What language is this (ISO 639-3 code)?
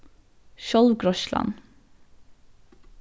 fao